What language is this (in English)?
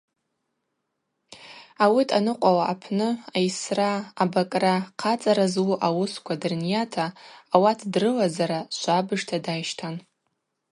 Abaza